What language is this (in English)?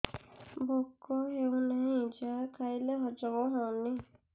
Odia